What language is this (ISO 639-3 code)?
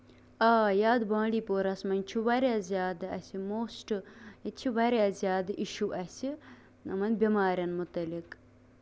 kas